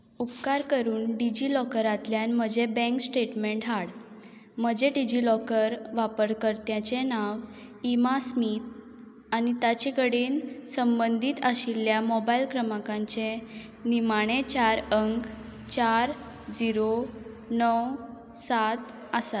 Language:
Konkani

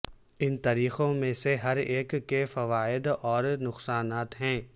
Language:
Urdu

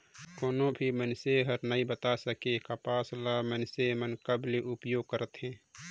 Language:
Chhattisgarhi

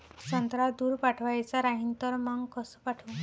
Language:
Marathi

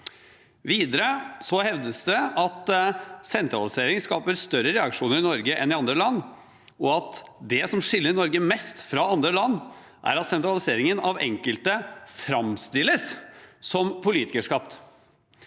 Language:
Norwegian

